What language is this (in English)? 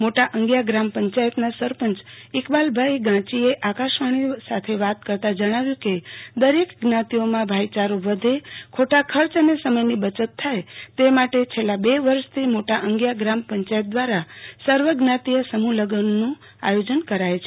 Gujarati